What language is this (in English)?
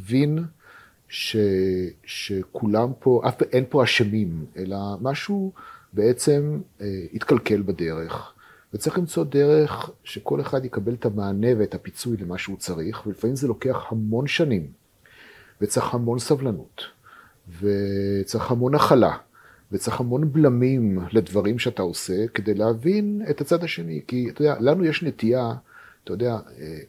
Hebrew